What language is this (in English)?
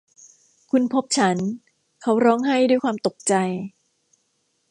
Thai